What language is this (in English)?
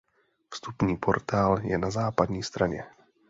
Czech